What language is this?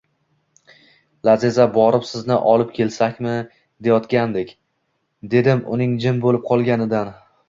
Uzbek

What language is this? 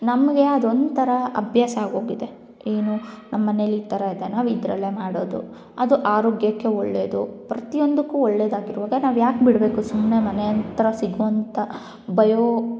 Kannada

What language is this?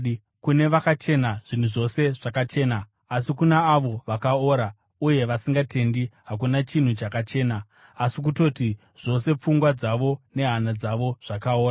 Shona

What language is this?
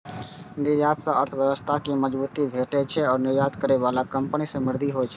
Maithili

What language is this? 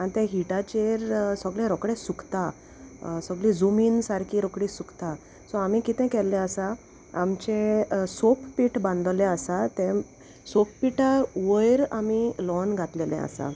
Konkani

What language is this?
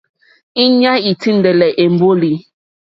Mokpwe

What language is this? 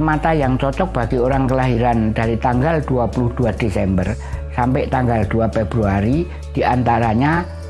Indonesian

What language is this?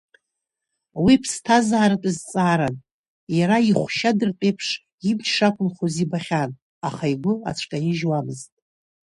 Abkhazian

